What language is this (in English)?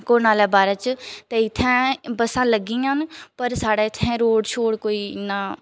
Dogri